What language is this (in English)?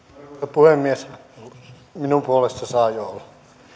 Finnish